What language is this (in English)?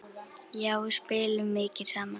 Icelandic